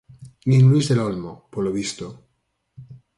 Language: Galician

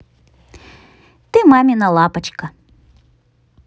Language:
Russian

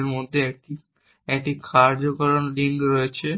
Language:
Bangla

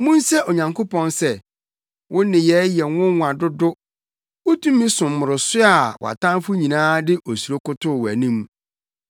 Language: Akan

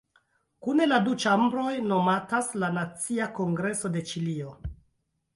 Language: Esperanto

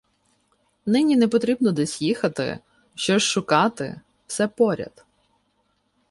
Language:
Ukrainian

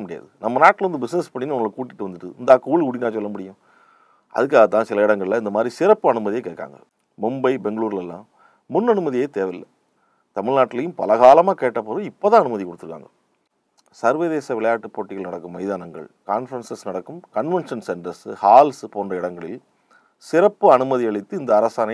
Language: Tamil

